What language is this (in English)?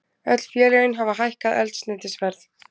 Icelandic